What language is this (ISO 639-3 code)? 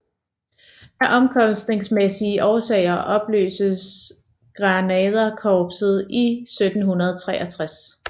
dan